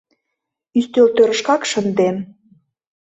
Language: Mari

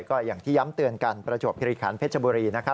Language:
Thai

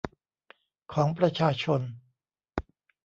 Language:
Thai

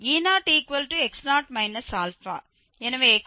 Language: Tamil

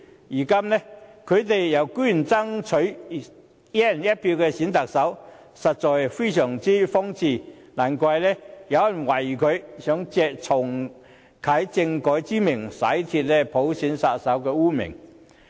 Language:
Cantonese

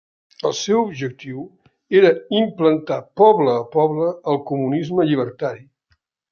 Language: Catalan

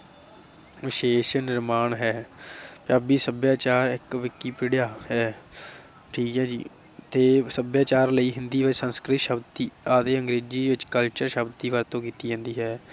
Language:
Punjabi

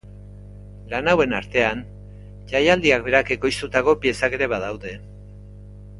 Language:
Basque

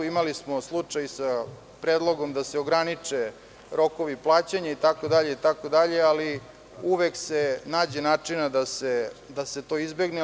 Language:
Serbian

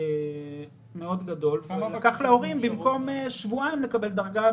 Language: Hebrew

